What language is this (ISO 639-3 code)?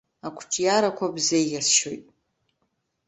abk